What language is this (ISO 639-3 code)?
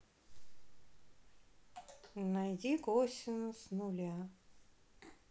rus